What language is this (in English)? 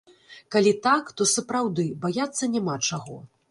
Belarusian